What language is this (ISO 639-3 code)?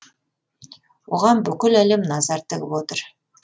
kaz